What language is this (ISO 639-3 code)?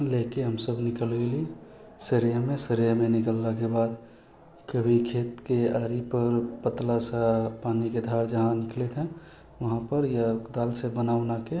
mai